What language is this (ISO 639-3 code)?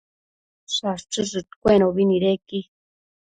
mcf